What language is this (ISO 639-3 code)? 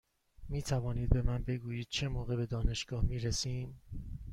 fas